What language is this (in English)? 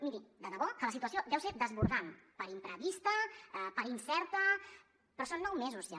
Catalan